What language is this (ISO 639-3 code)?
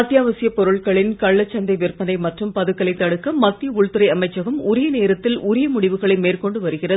tam